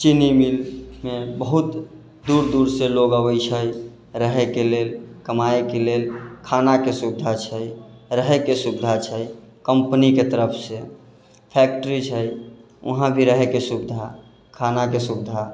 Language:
Maithili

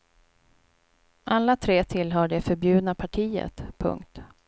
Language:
Swedish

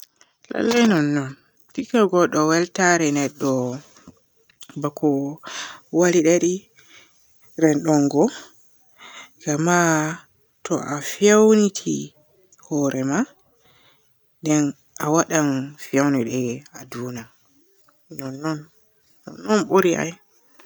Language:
Borgu Fulfulde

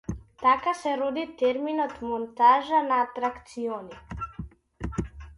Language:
Macedonian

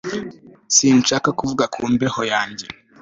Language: Kinyarwanda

